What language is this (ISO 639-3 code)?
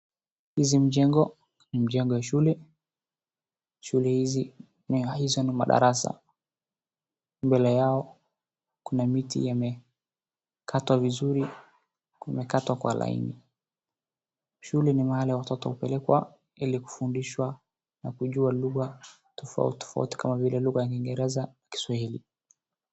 swa